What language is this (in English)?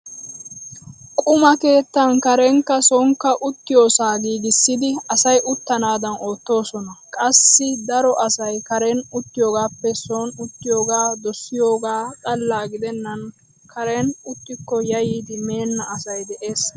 Wolaytta